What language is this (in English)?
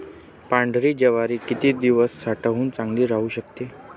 Marathi